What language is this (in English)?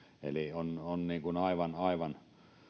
Finnish